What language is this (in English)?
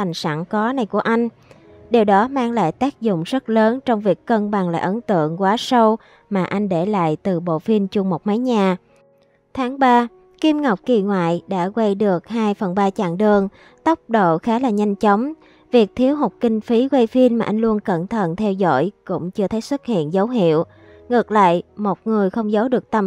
Vietnamese